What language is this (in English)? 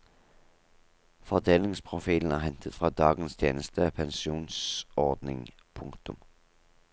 Norwegian